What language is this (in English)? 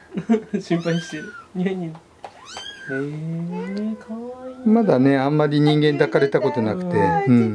Japanese